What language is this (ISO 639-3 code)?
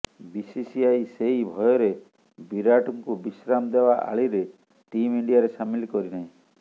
ori